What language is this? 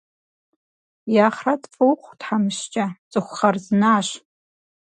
Kabardian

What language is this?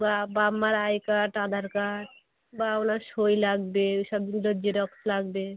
Bangla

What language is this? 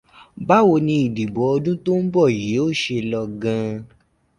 Yoruba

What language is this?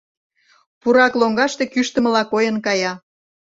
Mari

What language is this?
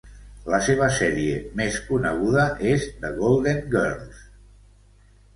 Catalan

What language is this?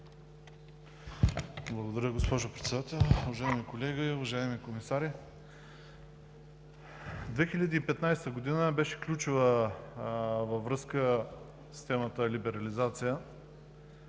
Bulgarian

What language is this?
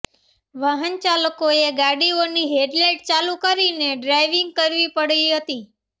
Gujarati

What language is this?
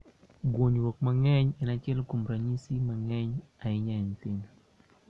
Luo (Kenya and Tanzania)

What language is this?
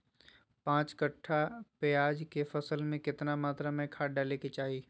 Magahi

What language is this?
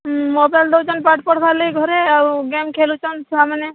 Odia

